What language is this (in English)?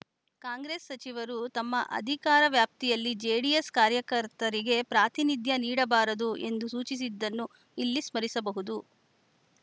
Kannada